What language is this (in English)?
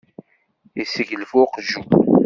Kabyle